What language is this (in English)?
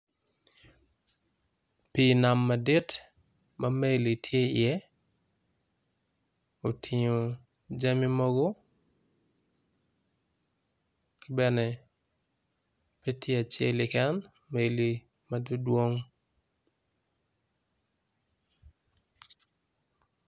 Acoli